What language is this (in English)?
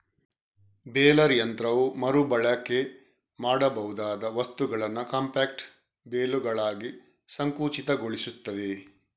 Kannada